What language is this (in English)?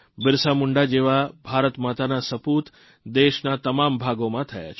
Gujarati